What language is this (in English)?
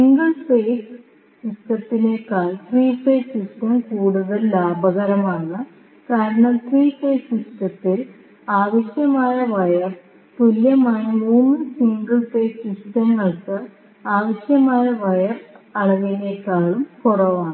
Malayalam